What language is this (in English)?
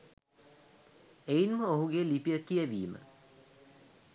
Sinhala